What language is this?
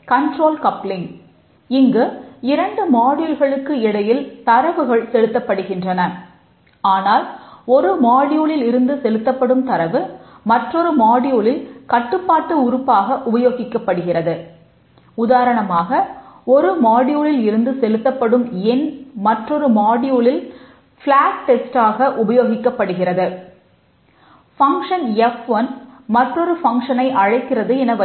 Tamil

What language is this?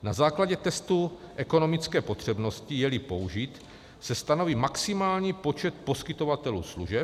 Czech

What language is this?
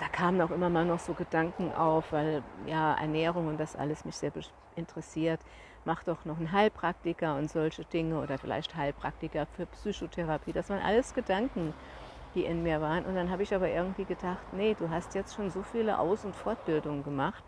German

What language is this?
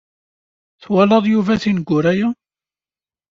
Kabyle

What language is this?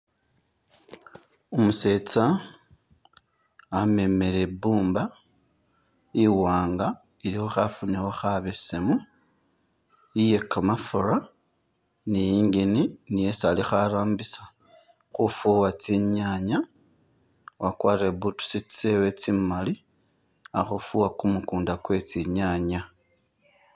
Masaaba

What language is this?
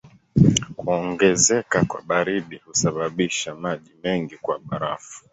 Swahili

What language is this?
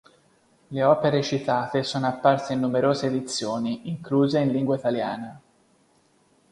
Italian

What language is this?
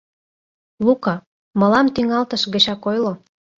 Mari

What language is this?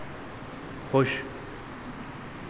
Hindi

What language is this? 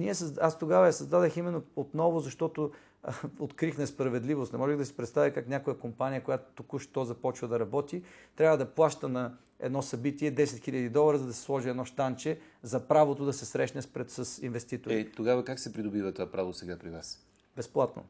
Bulgarian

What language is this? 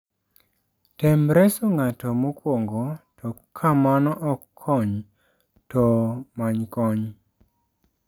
Luo (Kenya and Tanzania)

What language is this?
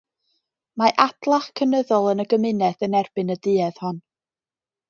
Welsh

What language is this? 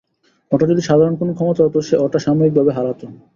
Bangla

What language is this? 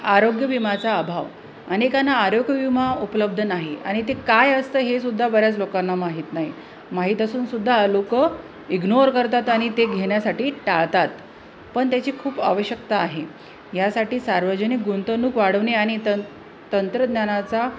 Marathi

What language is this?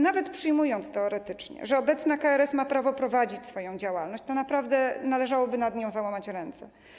Polish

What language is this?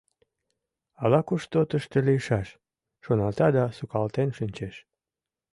Mari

